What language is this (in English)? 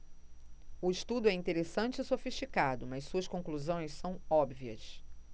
Portuguese